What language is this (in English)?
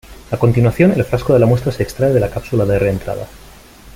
Spanish